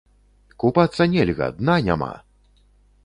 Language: Belarusian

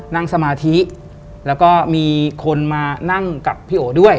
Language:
Thai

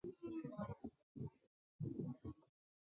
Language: Chinese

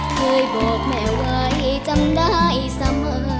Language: Thai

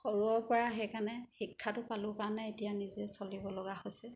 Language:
Assamese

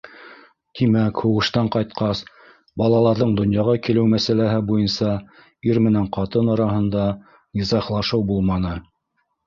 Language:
Bashkir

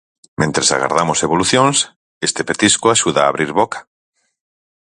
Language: Galician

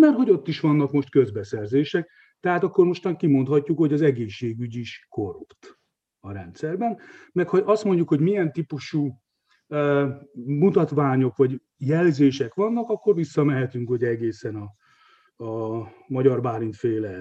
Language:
Hungarian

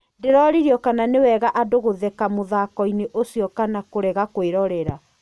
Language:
Kikuyu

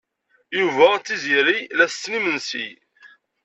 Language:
Kabyle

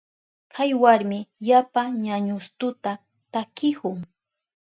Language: Southern Pastaza Quechua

